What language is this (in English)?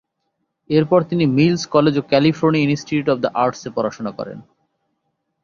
Bangla